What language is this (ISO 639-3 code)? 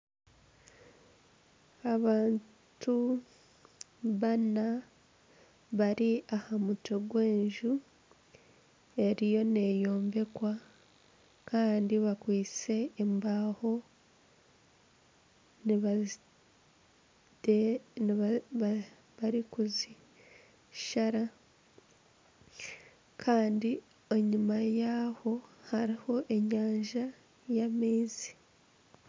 nyn